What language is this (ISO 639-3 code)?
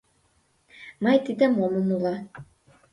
chm